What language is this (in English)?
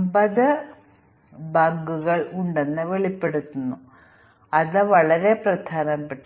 Malayalam